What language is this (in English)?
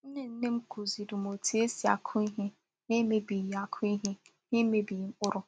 Igbo